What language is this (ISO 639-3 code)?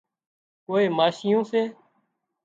kxp